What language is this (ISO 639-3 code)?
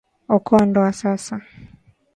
swa